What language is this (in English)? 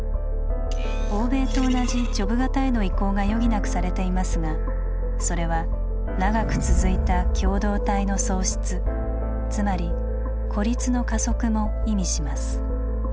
Japanese